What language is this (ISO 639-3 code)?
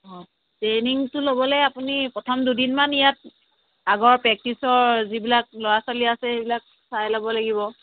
asm